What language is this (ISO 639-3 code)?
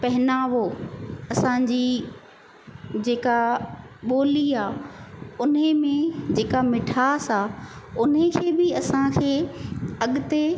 snd